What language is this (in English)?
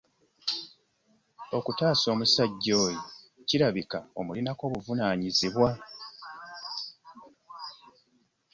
Ganda